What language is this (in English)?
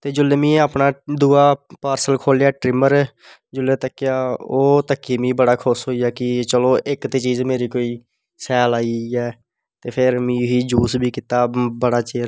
Dogri